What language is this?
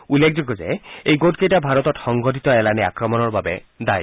Assamese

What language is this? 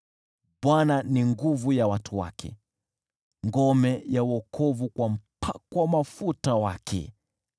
Swahili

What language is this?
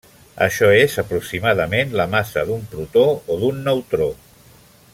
Catalan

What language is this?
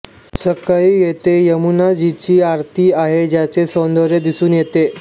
Marathi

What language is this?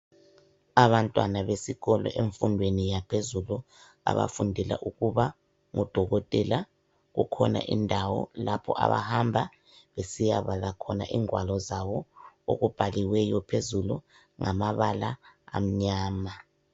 North Ndebele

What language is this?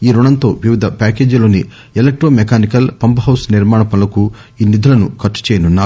Telugu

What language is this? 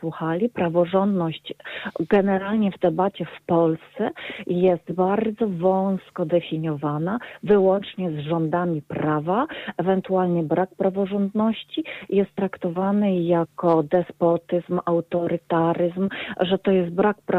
Polish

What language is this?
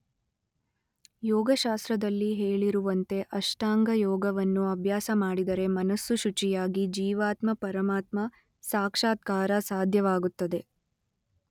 Kannada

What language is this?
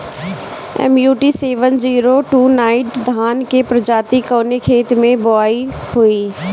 Bhojpuri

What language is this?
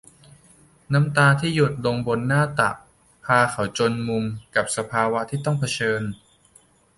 Thai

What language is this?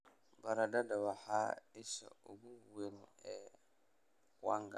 Somali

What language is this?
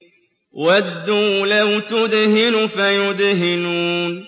Arabic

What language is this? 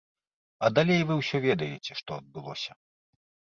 Belarusian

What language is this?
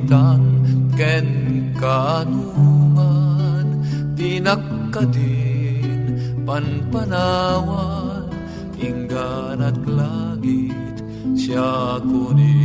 Filipino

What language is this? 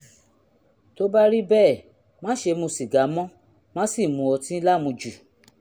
Yoruba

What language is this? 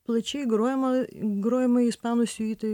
Lithuanian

